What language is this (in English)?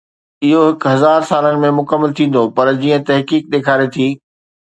Sindhi